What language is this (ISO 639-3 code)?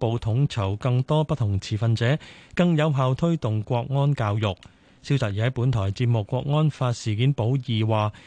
zho